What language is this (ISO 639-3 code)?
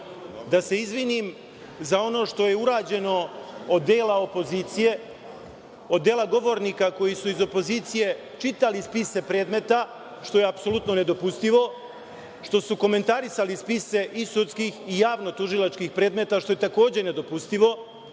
srp